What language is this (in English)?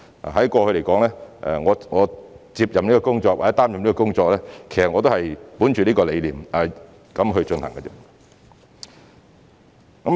Cantonese